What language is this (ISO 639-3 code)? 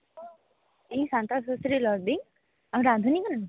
sat